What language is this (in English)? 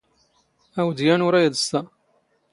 Standard Moroccan Tamazight